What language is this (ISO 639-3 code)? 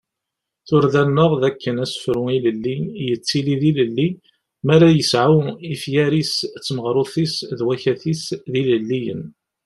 kab